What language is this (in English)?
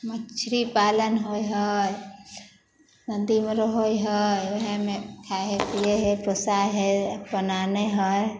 Maithili